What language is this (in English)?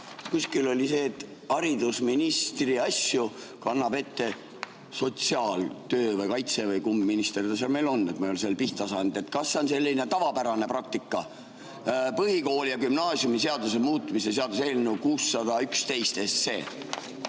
Estonian